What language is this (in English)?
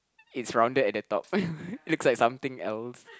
English